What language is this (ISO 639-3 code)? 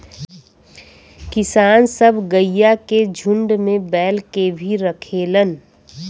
bho